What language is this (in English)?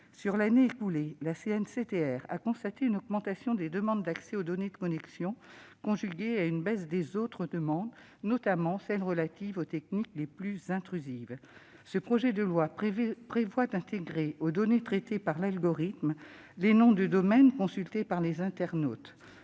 French